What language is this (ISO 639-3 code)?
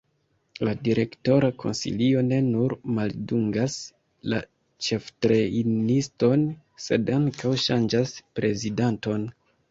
epo